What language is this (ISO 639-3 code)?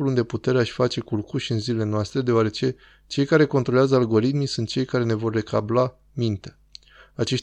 ron